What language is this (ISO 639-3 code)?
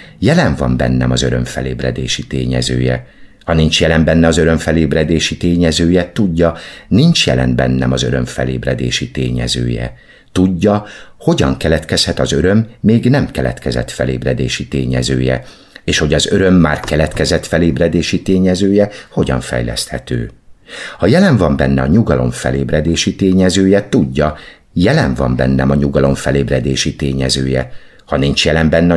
hun